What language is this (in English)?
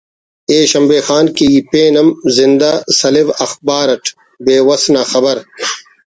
Brahui